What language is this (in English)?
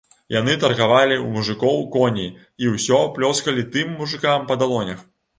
Belarusian